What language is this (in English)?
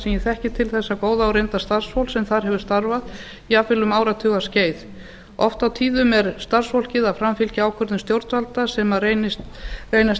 Icelandic